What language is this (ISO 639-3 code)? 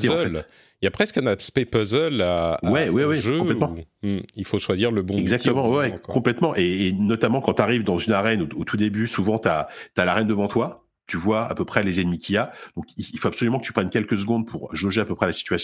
fra